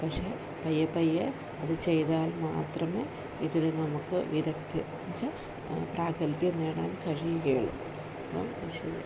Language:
Malayalam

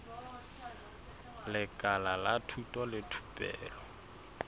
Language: Southern Sotho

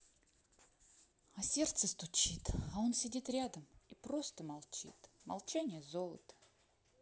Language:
Russian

